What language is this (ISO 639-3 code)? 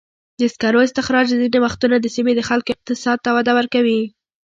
pus